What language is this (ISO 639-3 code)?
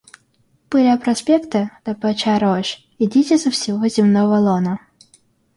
rus